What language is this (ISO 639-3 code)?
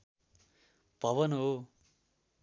nep